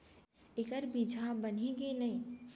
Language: Chhattisgarhi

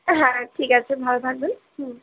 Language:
Bangla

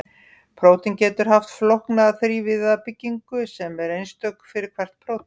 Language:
Icelandic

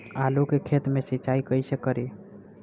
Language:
Bhojpuri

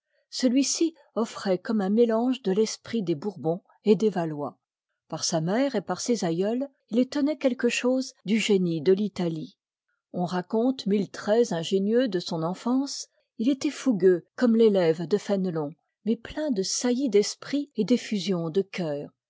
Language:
French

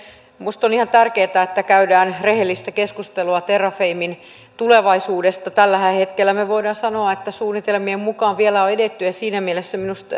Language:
Finnish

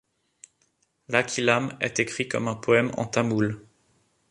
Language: French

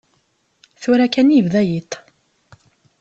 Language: Kabyle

